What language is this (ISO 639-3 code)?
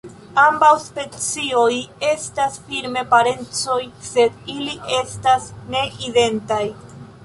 epo